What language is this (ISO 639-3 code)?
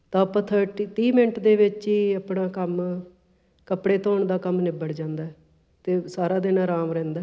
pan